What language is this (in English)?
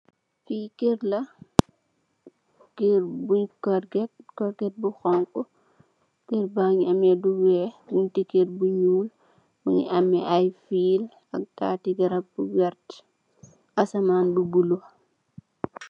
Wolof